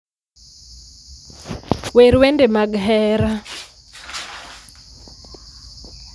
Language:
Luo (Kenya and Tanzania)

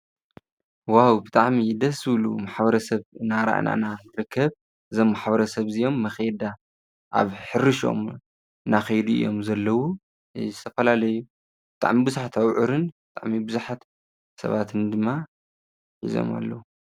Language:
Tigrinya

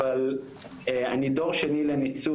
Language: Hebrew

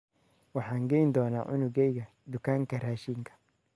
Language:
Somali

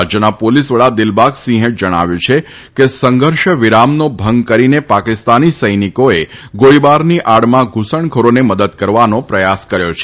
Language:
Gujarati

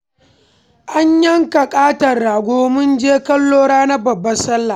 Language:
Hausa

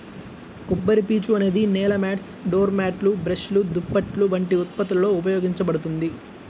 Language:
Telugu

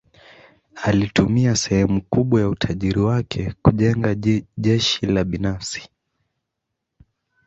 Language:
Swahili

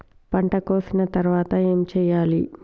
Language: Telugu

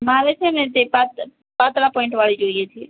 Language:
Gujarati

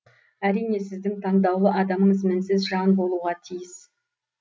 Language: Kazakh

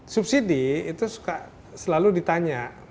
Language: Indonesian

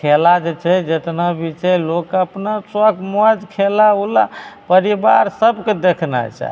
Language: Maithili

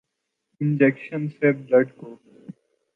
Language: Urdu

